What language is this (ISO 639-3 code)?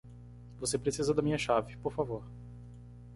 por